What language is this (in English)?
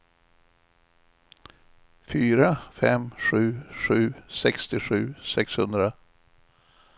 Swedish